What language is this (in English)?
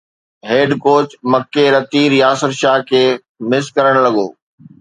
Sindhi